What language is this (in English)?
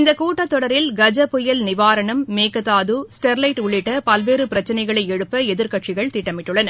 Tamil